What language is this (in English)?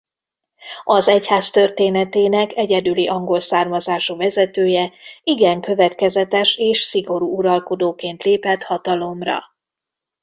Hungarian